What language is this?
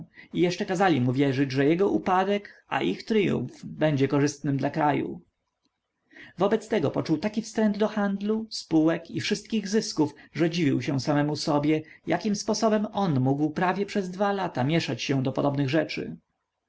Polish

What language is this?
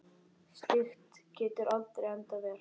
Icelandic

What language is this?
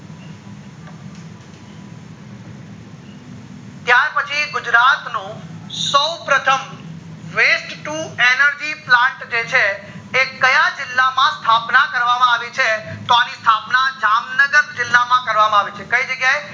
Gujarati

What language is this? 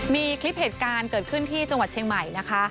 Thai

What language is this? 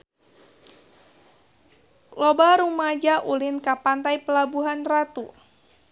Sundanese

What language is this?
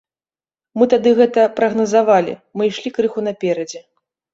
Belarusian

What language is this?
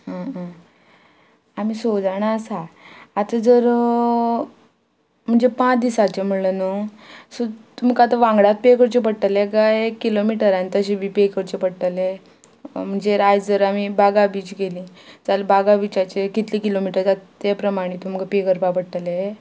Konkani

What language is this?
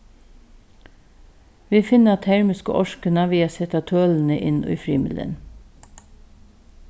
Faroese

